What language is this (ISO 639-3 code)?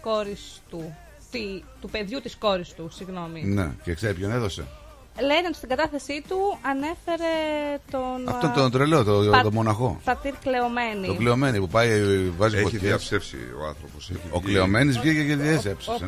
ell